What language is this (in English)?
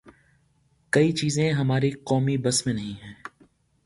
Urdu